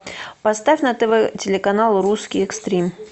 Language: Russian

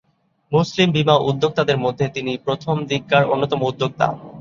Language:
Bangla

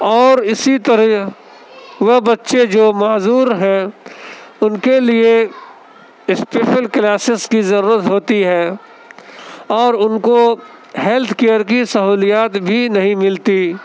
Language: Urdu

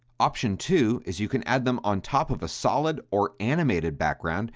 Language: English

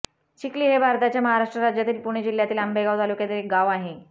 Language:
Marathi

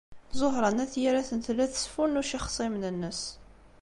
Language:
Kabyle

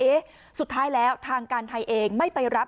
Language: Thai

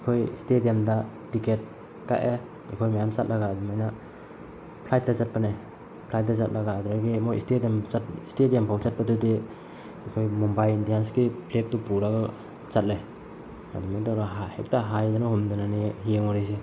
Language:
Manipuri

